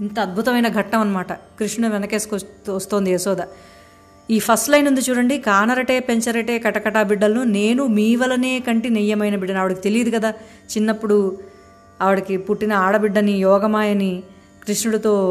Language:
Telugu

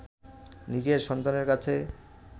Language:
Bangla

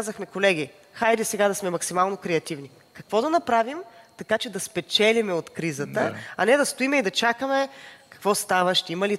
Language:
Bulgarian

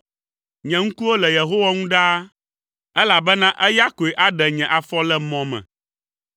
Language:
Ewe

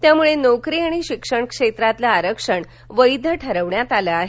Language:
Marathi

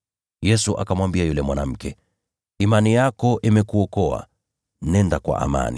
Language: Swahili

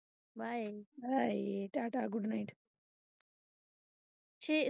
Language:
Punjabi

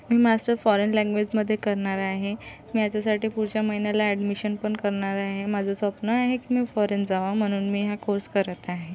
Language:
Marathi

